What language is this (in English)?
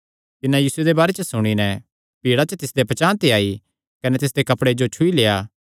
Kangri